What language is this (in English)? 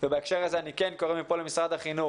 Hebrew